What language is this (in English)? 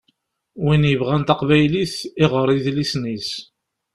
Kabyle